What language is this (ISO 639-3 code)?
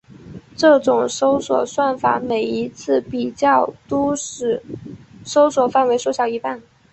zho